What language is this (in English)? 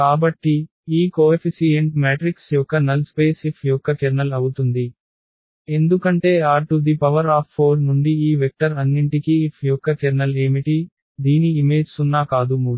Telugu